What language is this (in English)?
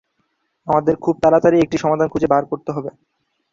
Bangla